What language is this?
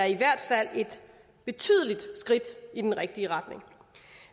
Danish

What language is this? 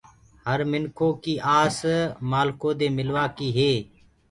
Gurgula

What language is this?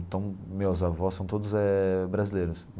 Portuguese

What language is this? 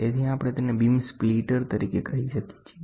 Gujarati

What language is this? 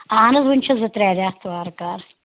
Kashmiri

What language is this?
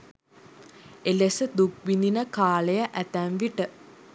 Sinhala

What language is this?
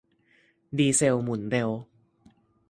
Thai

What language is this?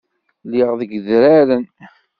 Kabyle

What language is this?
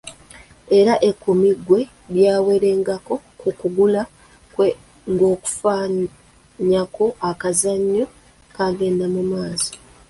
Ganda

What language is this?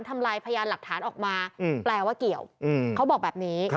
Thai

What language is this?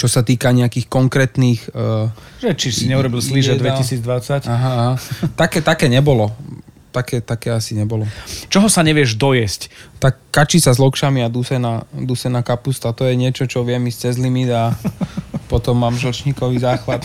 Slovak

